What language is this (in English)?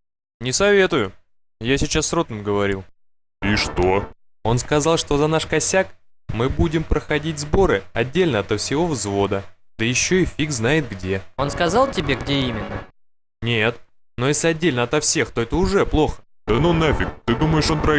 Russian